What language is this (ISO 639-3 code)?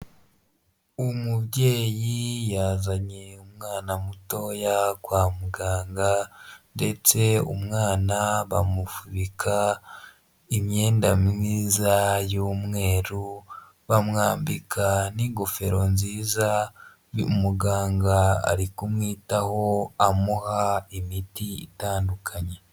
kin